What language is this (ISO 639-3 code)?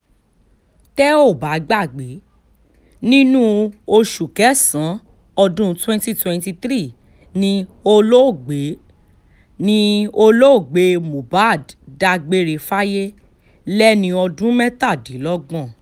yor